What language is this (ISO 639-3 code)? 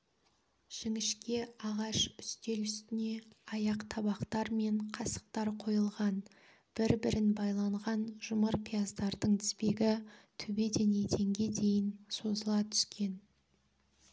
kaz